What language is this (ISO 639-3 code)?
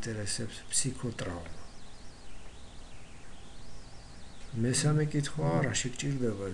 ell